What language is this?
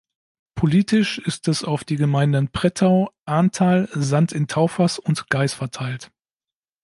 German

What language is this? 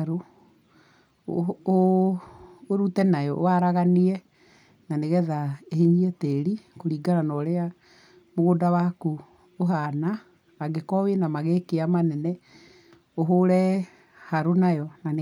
Kikuyu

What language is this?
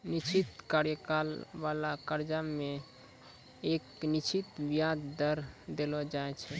Maithili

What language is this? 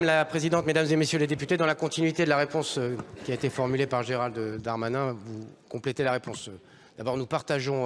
French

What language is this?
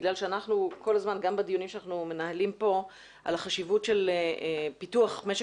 Hebrew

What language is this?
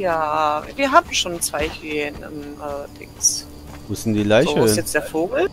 German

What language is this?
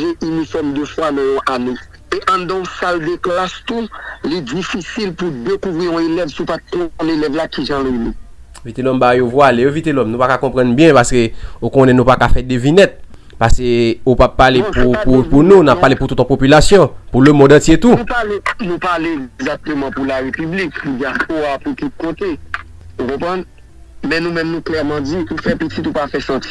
French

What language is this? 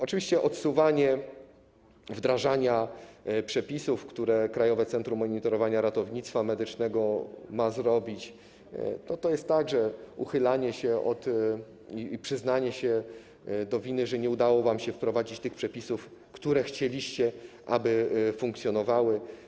Polish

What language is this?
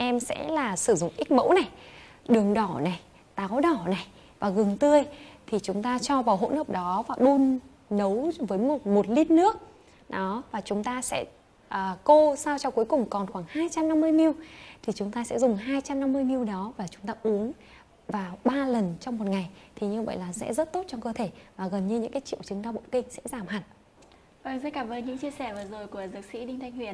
Vietnamese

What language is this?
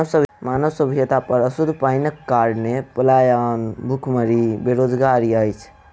Maithili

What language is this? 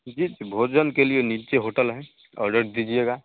Hindi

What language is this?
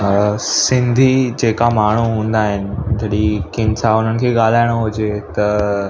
Sindhi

